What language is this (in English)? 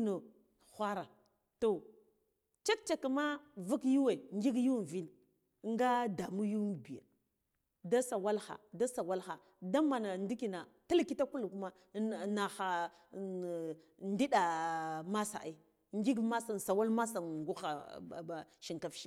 Guduf-Gava